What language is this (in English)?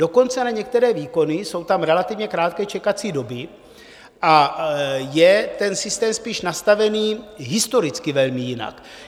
Czech